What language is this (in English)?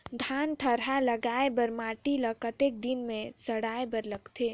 Chhattisgarhi